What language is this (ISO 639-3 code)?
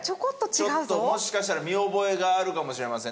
jpn